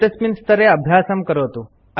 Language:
Sanskrit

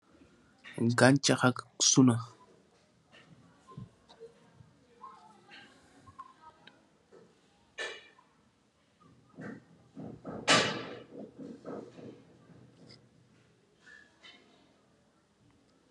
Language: Wolof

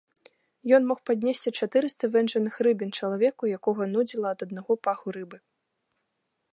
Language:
Belarusian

